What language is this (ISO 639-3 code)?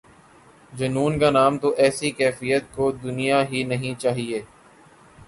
urd